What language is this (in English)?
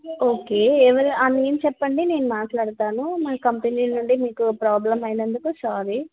Telugu